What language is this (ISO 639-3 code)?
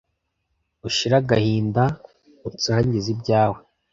kin